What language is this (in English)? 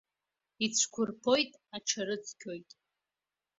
Abkhazian